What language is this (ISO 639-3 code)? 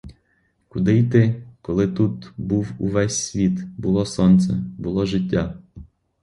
ukr